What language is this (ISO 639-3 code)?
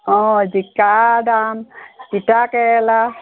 asm